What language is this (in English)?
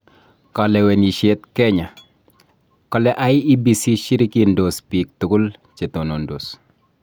Kalenjin